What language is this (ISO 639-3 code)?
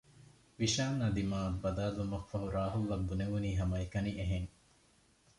div